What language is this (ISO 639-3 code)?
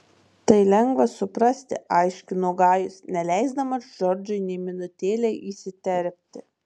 lit